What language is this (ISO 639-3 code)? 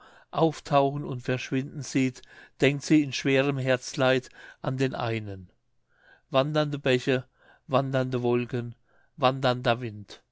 deu